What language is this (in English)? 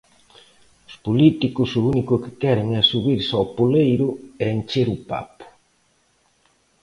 Galician